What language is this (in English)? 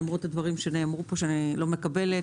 Hebrew